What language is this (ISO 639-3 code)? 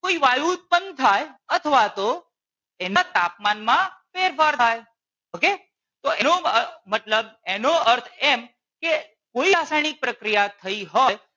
guj